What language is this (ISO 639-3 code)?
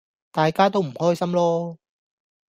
yue